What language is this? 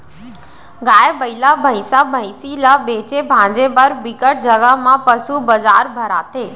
Chhattisgarhi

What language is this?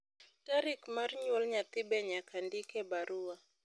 Luo (Kenya and Tanzania)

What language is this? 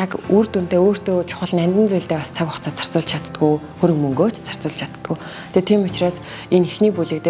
German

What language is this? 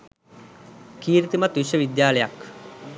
Sinhala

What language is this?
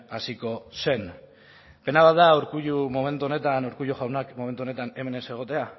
Basque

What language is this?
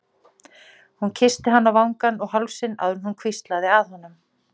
Icelandic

